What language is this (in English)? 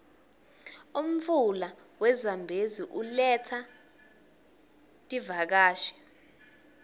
Swati